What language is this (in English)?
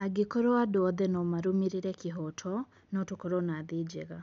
Kikuyu